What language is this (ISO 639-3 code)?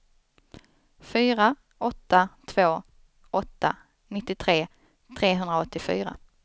swe